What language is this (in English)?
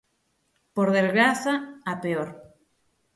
Galician